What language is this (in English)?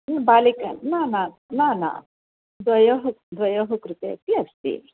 Sanskrit